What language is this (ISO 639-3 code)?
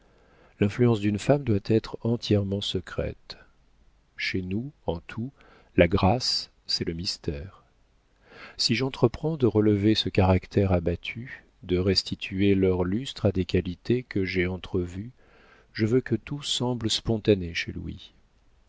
fra